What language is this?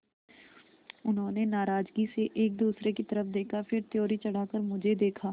Hindi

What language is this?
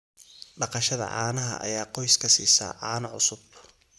Somali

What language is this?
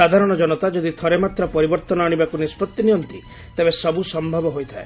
Odia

